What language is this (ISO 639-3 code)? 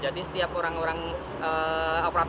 ind